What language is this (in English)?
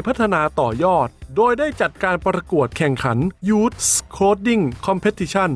Thai